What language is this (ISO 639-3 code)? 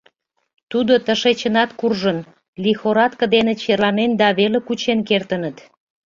chm